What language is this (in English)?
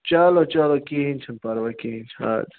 Kashmiri